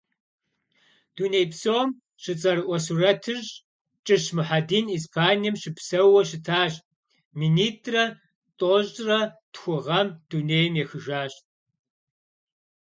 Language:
Kabardian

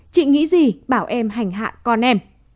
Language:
Vietnamese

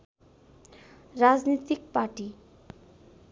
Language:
Nepali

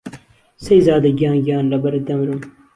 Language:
Central Kurdish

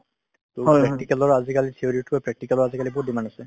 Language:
Assamese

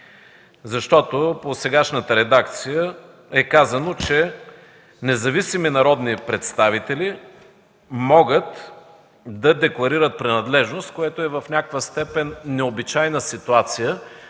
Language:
Bulgarian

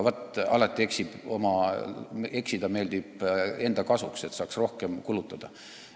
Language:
Estonian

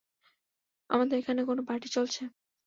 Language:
Bangla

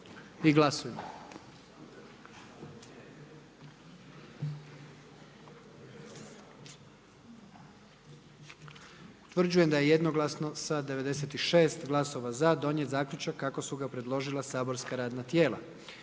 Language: Croatian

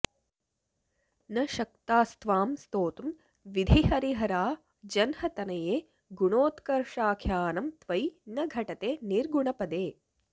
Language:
Sanskrit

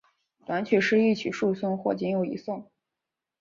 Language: Chinese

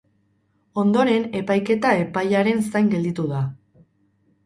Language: Basque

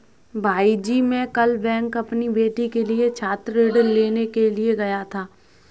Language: Hindi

